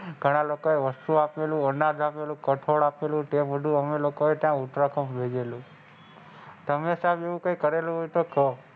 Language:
Gujarati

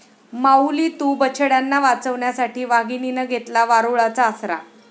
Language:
Marathi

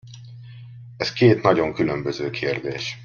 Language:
Hungarian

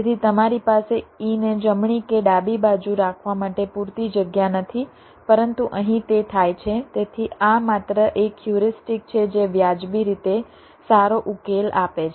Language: Gujarati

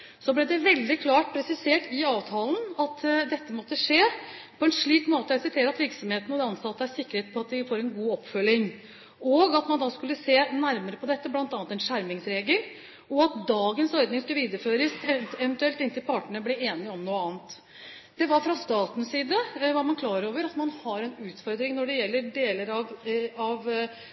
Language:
Norwegian Bokmål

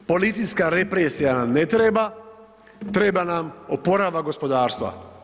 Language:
Croatian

